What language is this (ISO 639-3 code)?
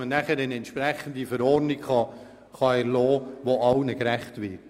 gsw